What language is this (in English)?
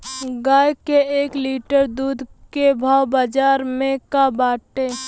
Bhojpuri